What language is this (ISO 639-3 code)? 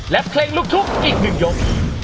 tha